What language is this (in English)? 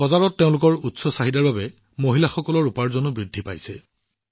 Assamese